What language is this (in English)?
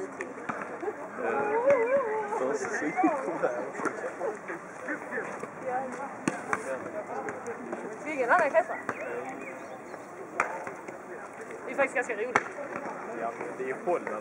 Swedish